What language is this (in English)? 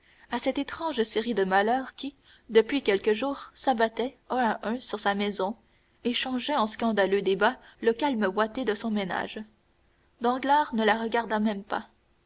French